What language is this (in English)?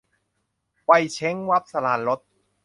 Thai